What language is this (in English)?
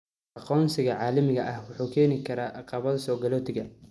Somali